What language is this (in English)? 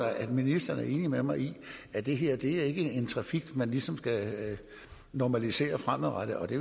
Danish